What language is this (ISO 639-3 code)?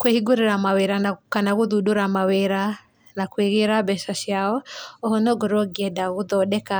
kik